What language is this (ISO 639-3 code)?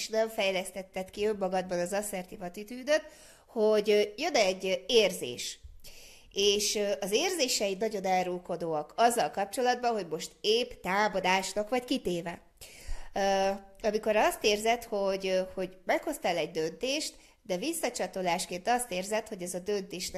hun